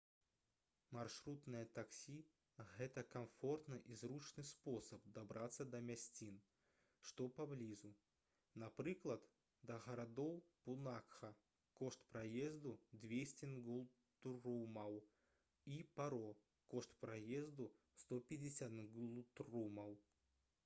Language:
Belarusian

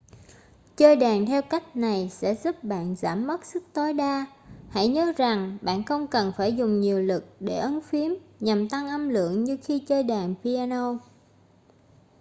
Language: Vietnamese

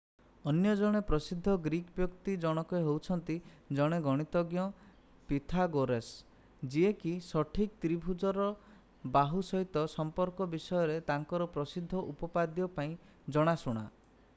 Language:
Odia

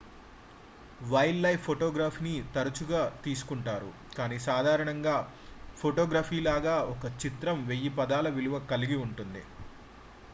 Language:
Telugu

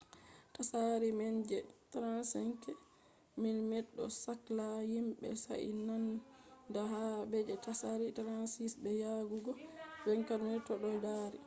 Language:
Fula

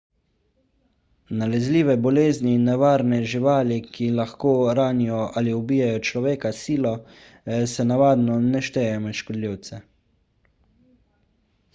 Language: Slovenian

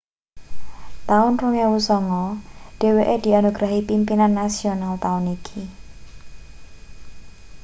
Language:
Javanese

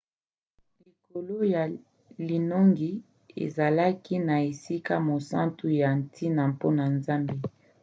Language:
Lingala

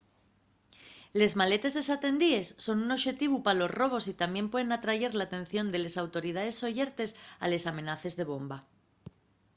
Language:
Asturian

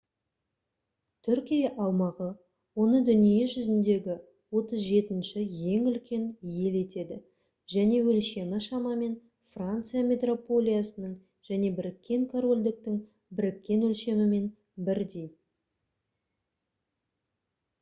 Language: Kazakh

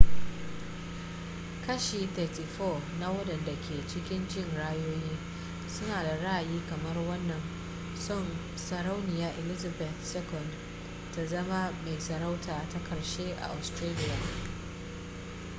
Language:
Hausa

